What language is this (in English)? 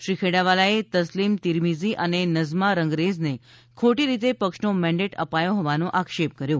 Gujarati